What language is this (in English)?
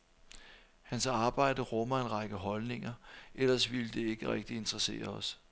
Danish